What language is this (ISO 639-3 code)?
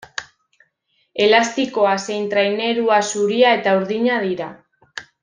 eus